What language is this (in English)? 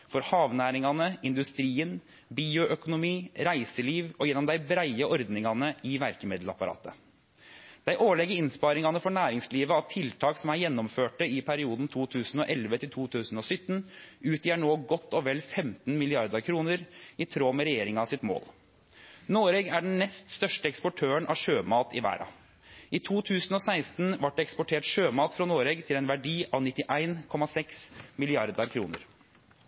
Norwegian Nynorsk